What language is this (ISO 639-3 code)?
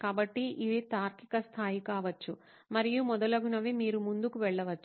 tel